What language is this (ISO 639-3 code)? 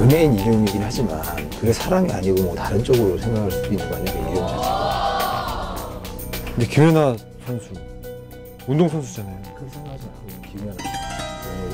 kor